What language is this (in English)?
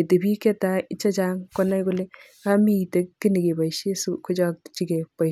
Kalenjin